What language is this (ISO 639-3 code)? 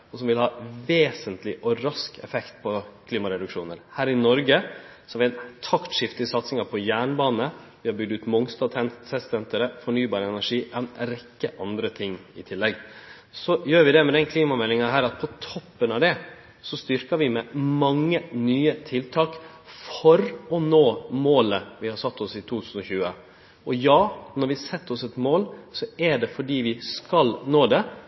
nno